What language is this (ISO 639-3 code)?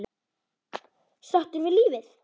isl